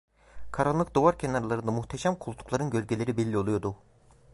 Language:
Turkish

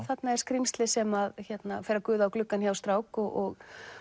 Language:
Icelandic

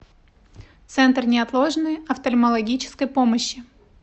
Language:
Russian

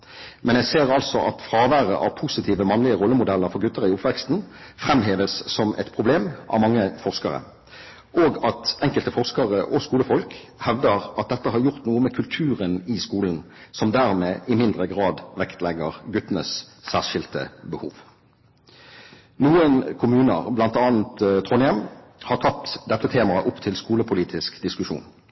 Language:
Norwegian Bokmål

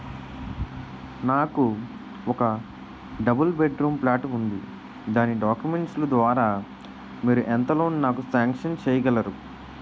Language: Telugu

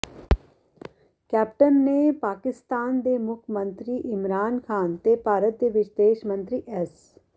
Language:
Punjabi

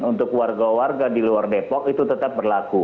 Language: Indonesian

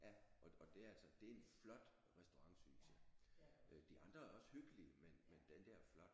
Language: Danish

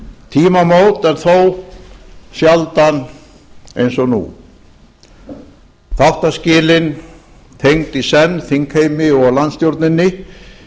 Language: Icelandic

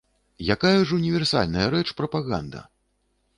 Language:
Belarusian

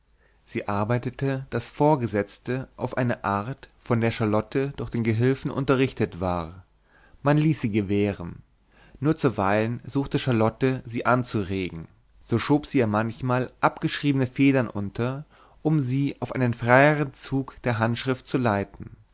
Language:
German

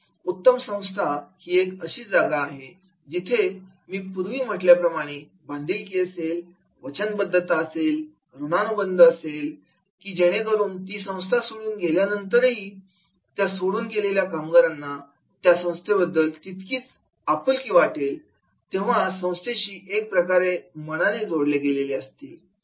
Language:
Marathi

